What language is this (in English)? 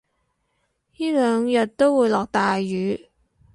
Cantonese